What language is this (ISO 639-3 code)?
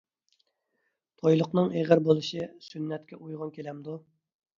uig